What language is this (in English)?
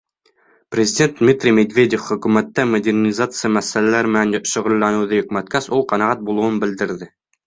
Bashkir